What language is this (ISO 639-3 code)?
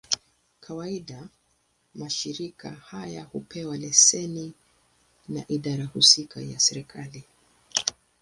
swa